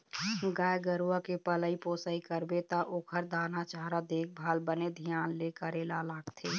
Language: Chhattisgarhi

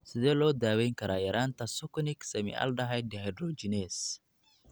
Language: Somali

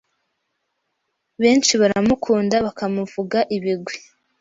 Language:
Kinyarwanda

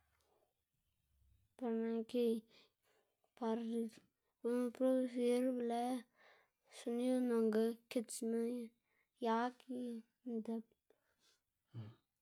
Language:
Xanaguía Zapotec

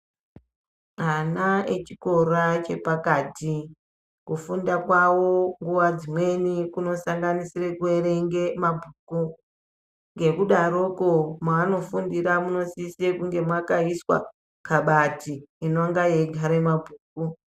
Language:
Ndau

